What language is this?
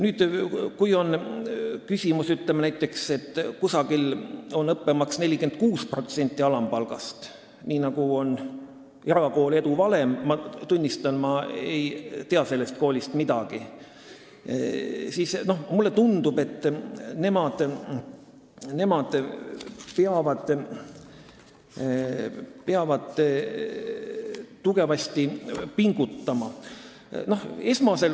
Estonian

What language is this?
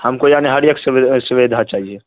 Urdu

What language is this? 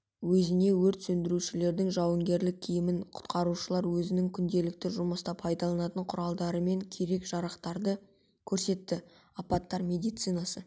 Kazakh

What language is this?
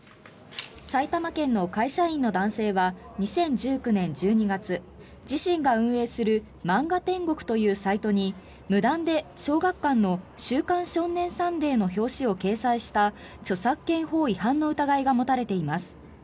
Japanese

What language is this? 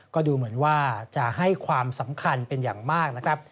Thai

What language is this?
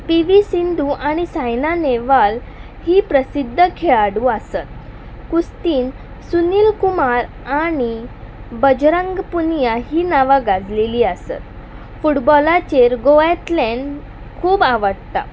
Konkani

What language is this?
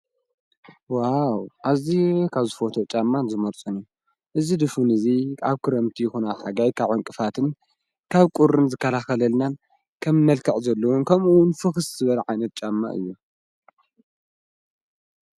Tigrinya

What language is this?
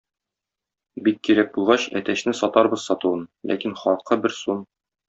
Tatar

